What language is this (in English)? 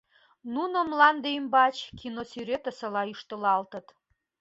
Mari